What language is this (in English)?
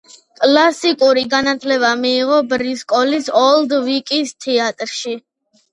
Georgian